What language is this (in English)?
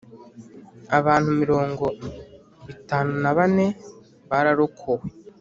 Kinyarwanda